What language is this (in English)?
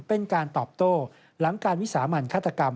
Thai